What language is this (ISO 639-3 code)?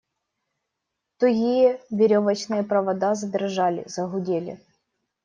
rus